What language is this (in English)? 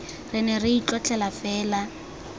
Tswana